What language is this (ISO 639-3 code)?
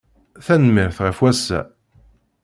kab